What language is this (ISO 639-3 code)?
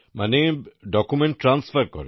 ben